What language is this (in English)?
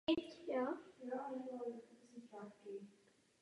Czech